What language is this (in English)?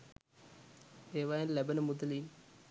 Sinhala